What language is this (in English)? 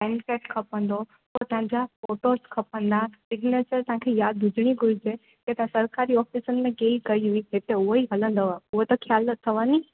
Sindhi